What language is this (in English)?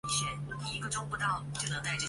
Chinese